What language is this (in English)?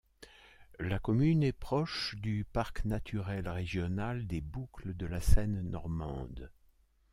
French